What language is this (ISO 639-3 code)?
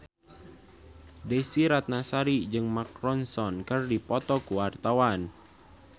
sun